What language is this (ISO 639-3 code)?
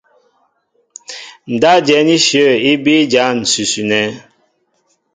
mbo